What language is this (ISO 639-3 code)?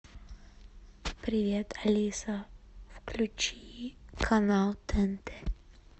rus